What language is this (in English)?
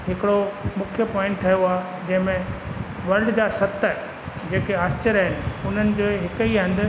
Sindhi